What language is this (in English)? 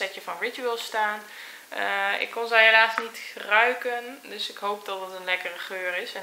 Dutch